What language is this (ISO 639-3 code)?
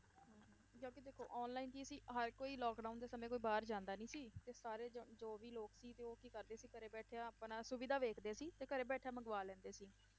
pan